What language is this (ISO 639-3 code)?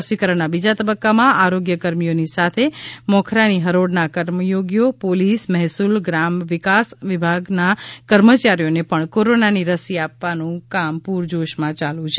guj